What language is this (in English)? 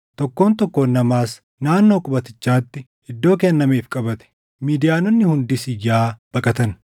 Oromo